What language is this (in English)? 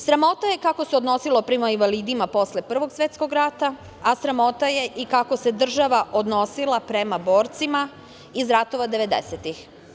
Serbian